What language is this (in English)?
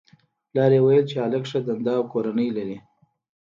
Pashto